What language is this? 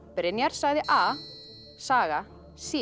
Icelandic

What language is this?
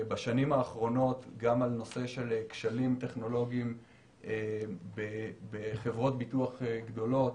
Hebrew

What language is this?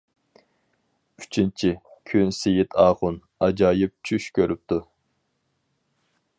Uyghur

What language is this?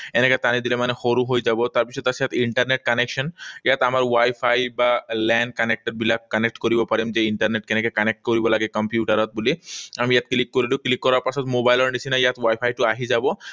Assamese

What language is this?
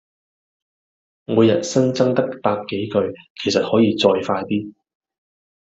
Cantonese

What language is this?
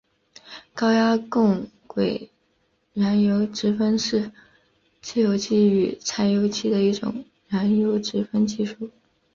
Chinese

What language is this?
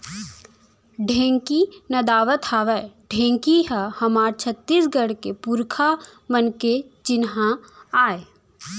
Chhattisgarhi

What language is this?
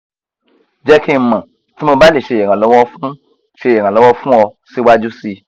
Yoruba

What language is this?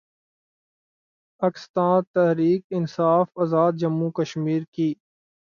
Urdu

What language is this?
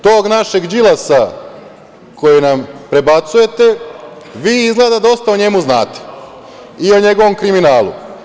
Serbian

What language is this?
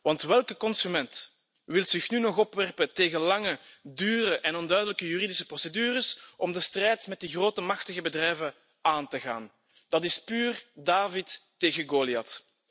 Dutch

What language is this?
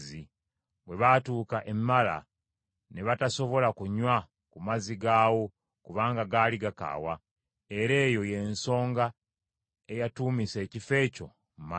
Ganda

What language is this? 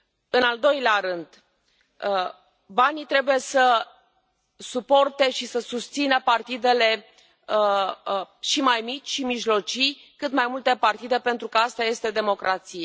Romanian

